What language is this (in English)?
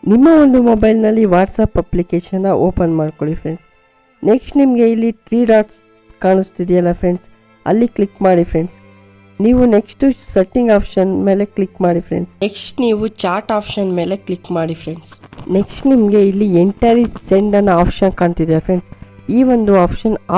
Kannada